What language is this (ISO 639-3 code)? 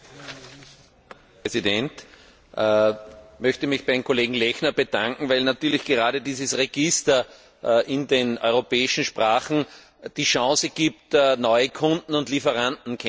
deu